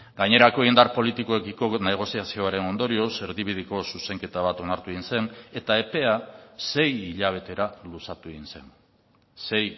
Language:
Basque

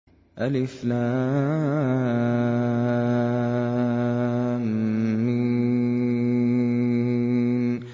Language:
Arabic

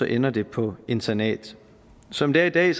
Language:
Danish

